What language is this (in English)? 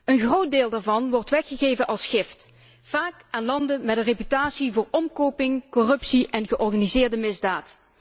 Dutch